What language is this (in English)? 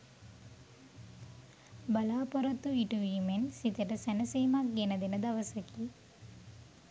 Sinhala